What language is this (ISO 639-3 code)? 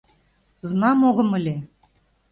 chm